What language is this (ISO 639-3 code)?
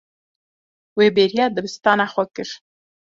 kur